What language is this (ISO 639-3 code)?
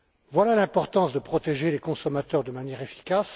fra